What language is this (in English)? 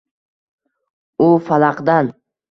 Uzbek